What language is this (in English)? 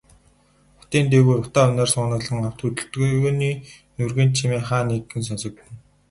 Mongolian